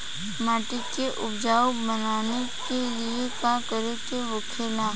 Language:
Bhojpuri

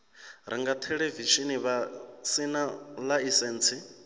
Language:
Venda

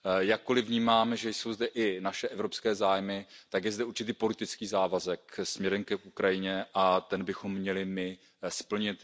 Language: Czech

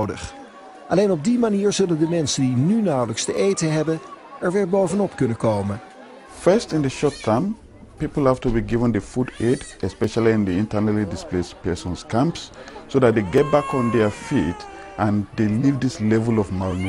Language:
Dutch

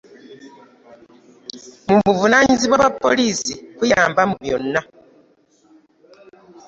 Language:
Ganda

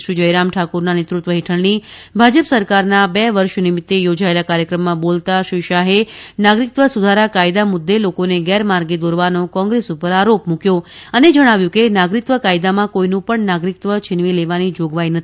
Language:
Gujarati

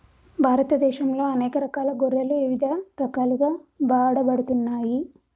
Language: Telugu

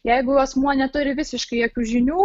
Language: Lithuanian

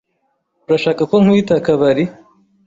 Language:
Kinyarwanda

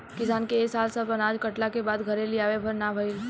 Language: Bhojpuri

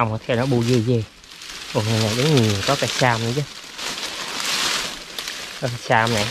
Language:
Vietnamese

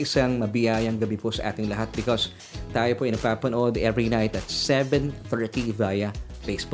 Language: Filipino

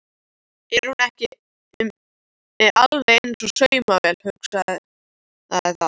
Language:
Icelandic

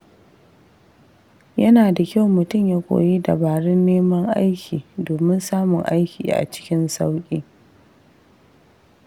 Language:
Hausa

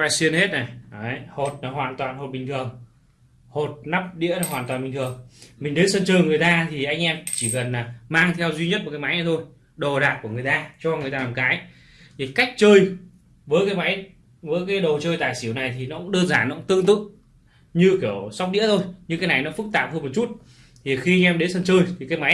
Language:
Vietnamese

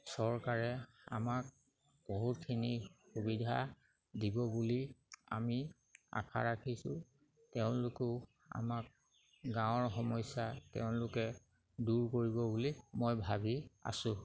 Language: Assamese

